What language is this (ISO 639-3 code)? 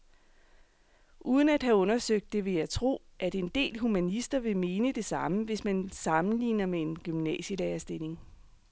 dan